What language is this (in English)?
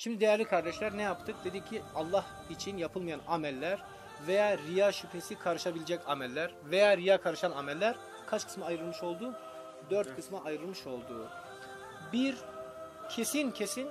Turkish